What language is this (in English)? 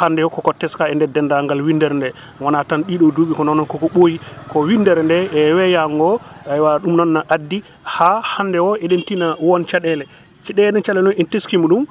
Wolof